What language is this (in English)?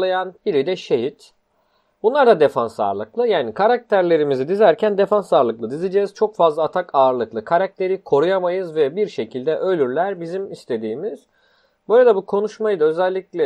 Turkish